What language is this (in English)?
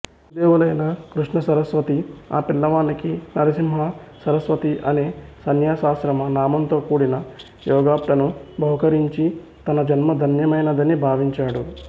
Telugu